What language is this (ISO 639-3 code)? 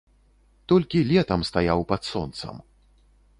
bel